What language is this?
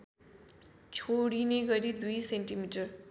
Nepali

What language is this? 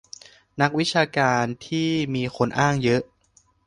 Thai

